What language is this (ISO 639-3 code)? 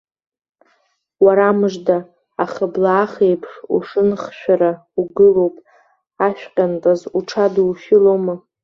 abk